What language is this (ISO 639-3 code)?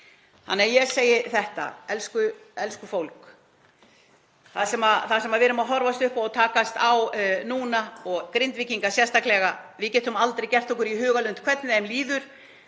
isl